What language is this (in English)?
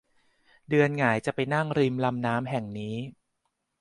Thai